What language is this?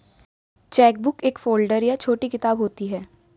Hindi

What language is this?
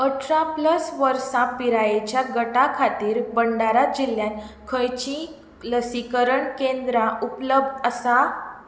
Konkani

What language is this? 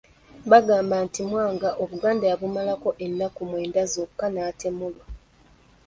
Ganda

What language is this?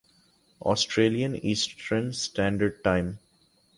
Urdu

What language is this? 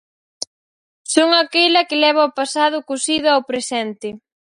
Galician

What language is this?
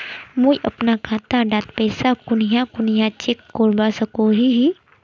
Magahi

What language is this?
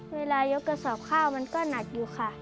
Thai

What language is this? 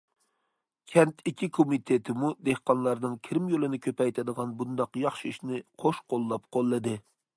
Uyghur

